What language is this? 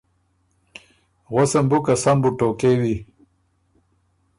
Ormuri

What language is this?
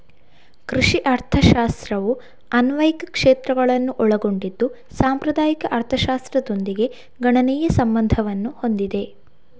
Kannada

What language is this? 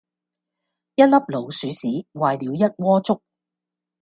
Cantonese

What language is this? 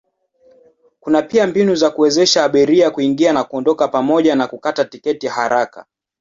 Swahili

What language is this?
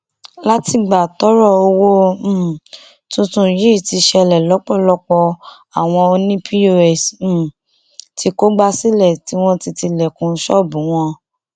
Yoruba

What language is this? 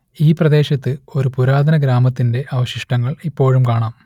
Malayalam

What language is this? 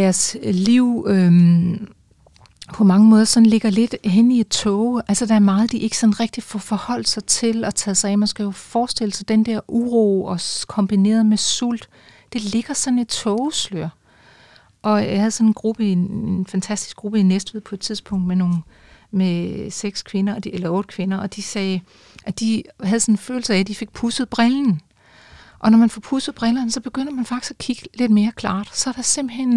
Danish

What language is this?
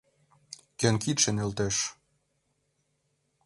Mari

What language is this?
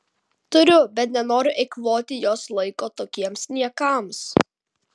Lithuanian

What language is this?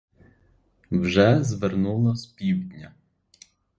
Ukrainian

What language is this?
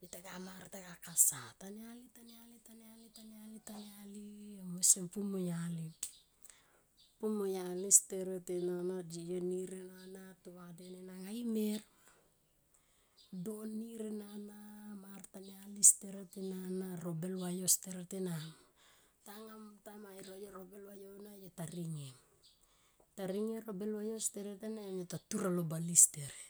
Tomoip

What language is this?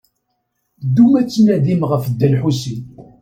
Kabyle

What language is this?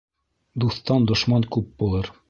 Bashkir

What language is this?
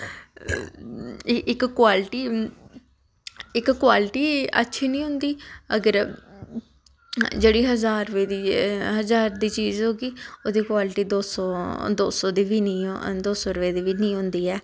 Dogri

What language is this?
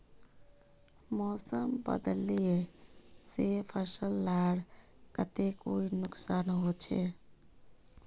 Magahi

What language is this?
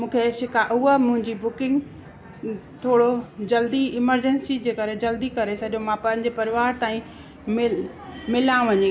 Sindhi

